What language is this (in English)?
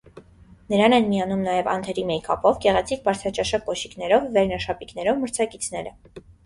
Armenian